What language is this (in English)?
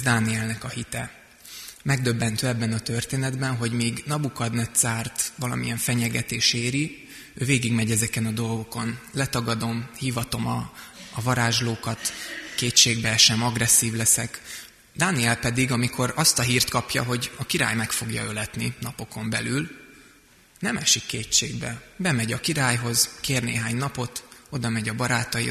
Hungarian